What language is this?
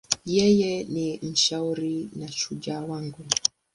Swahili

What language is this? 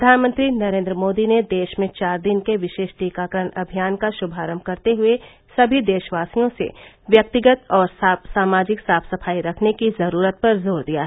Hindi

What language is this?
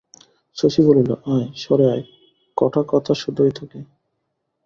Bangla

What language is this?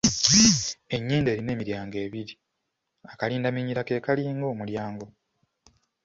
Ganda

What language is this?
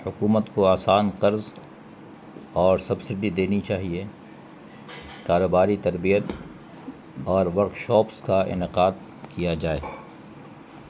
Urdu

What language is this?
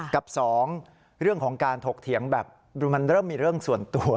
Thai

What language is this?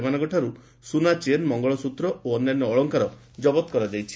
Odia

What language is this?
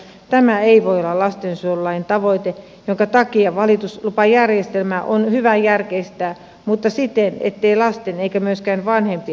Finnish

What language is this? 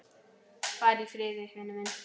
Icelandic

